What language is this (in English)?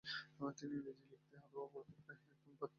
Bangla